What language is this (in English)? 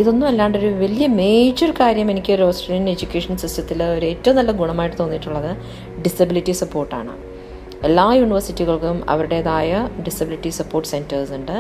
Malayalam